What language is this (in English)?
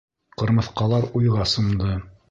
Bashkir